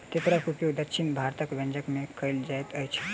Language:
Maithili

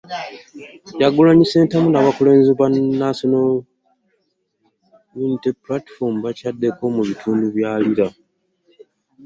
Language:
Ganda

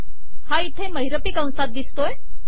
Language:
Marathi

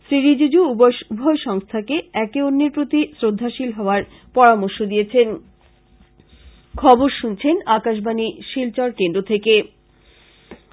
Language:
Bangla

